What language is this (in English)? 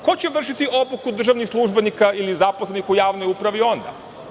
Serbian